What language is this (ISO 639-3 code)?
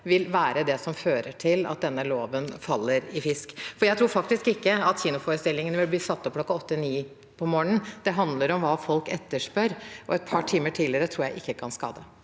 nor